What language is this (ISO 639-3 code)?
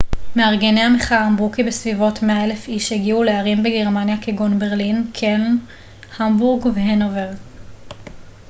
heb